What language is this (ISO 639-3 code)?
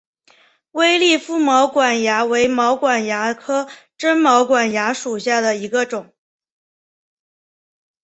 zho